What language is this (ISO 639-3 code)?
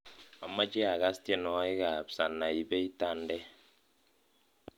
kln